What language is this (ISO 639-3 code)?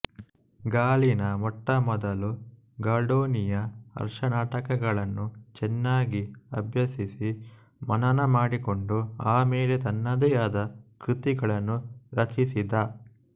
kan